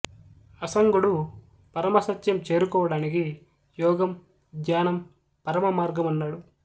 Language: Telugu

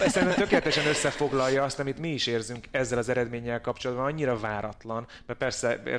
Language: Hungarian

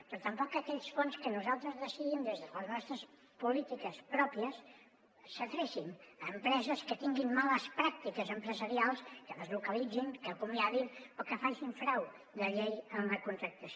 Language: Catalan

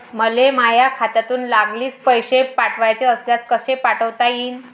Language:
Marathi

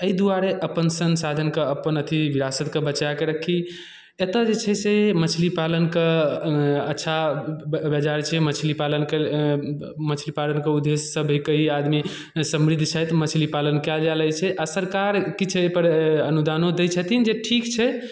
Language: Maithili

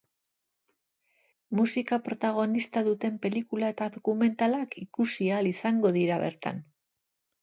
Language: Basque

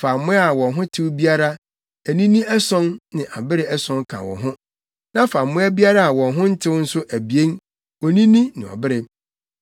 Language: Akan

